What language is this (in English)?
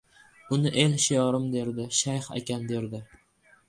Uzbek